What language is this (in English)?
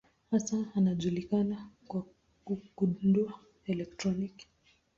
Swahili